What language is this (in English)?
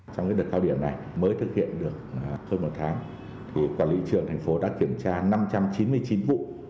Vietnamese